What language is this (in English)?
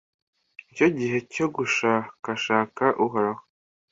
Kinyarwanda